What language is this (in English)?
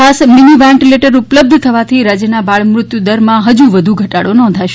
Gujarati